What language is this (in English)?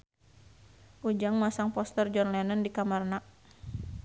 Sundanese